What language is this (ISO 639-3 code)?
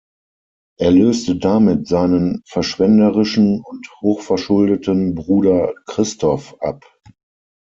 deu